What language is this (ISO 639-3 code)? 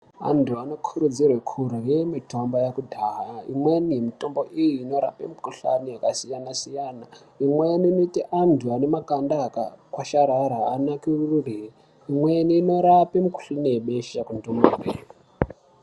ndc